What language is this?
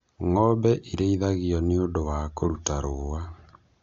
Kikuyu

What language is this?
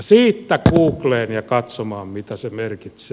Finnish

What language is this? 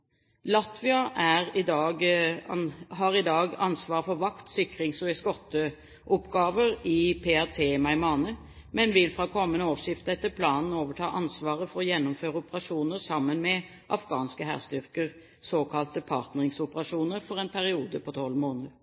Norwegian Bokmål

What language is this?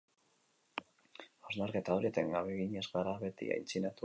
Basque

